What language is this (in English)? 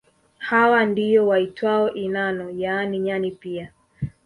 Swahili